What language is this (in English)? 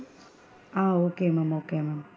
Tamil